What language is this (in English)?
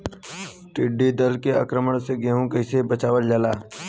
Bhojpuri